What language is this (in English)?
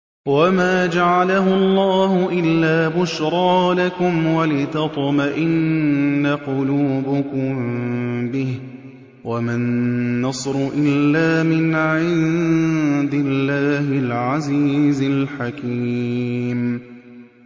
Arabic